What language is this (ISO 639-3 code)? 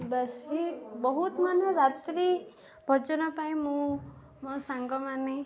ori